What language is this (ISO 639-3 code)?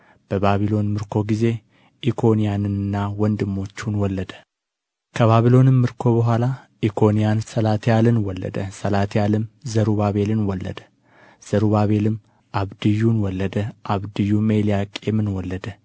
amh